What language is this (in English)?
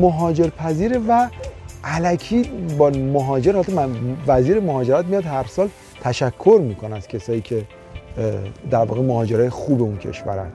Persian